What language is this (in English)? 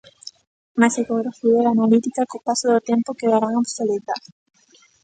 Galician